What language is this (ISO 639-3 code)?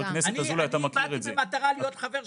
heb